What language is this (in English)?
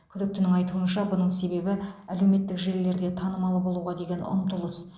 Kazakh